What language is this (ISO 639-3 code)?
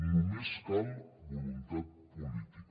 cat